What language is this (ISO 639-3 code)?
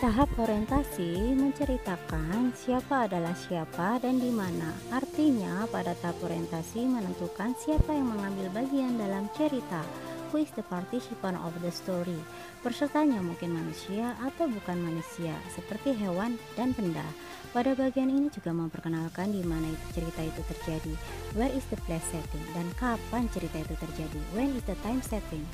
ind